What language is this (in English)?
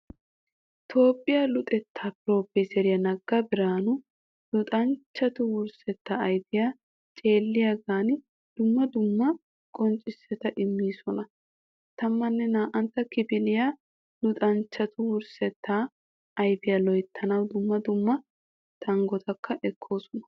Wolaytta